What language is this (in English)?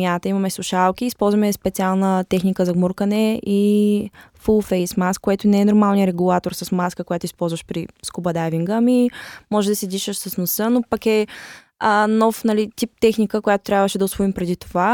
Bulgarian